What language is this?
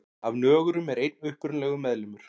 Icelandic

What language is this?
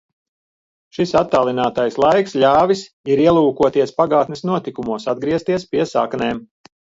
Latvian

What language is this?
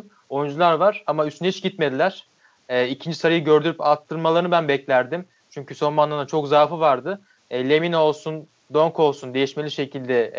Turkish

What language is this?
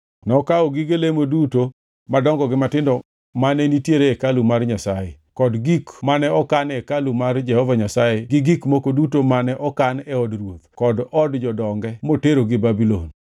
Luo (Kenya and Tanzania)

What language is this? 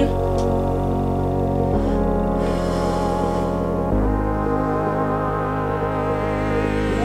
German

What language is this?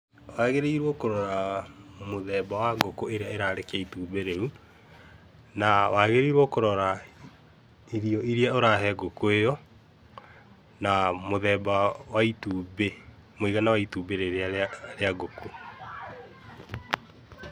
Kikuyu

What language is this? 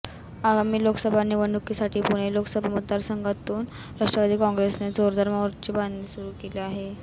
Marathi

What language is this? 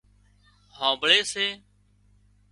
Wadiyara Koli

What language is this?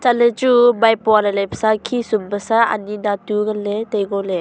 Wancho Naga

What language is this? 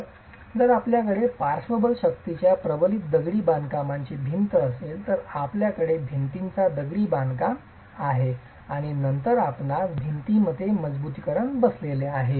Marathi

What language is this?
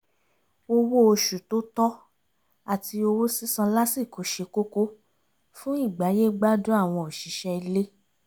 Yoruba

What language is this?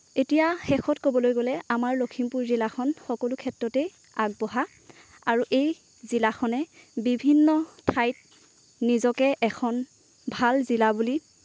Assamese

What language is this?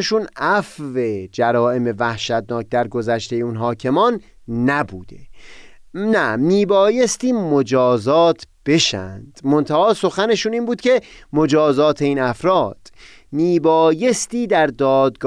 Persian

